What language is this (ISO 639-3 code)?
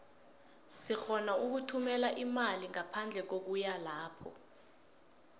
nbl